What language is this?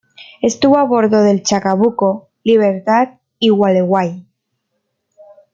Spanish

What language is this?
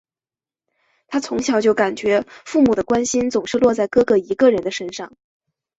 Chinese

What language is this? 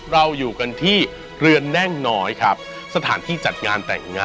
Thai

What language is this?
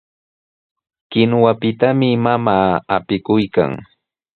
Sihuas Ancash Quechua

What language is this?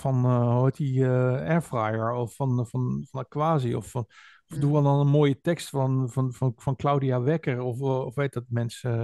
Dutch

